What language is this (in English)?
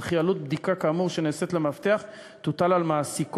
Hebrew